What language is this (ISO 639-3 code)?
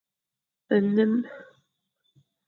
fan